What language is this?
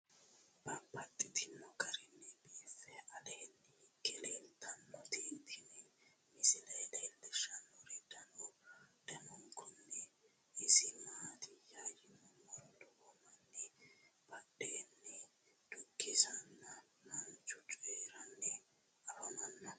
Sidamo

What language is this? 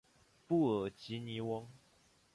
Chinese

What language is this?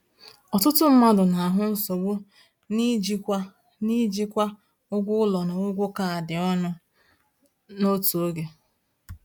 Igbo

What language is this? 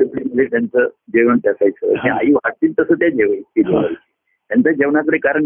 Marathi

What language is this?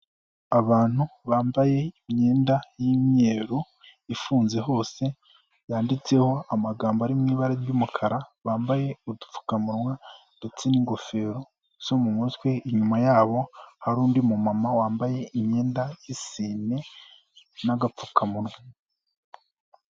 Kinyarwanda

